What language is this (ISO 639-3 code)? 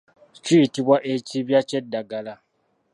lug